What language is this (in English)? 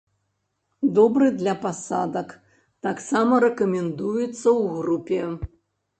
Belarusian